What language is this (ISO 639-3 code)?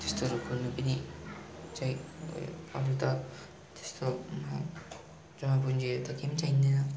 nep